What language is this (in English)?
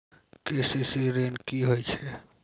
Maithili